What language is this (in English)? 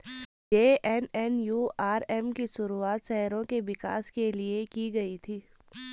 Hindi